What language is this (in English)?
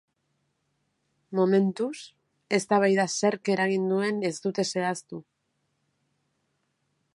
Basque